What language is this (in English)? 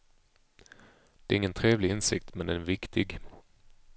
Swedish